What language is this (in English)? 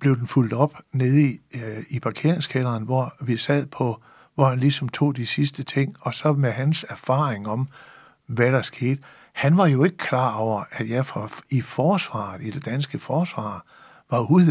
Danish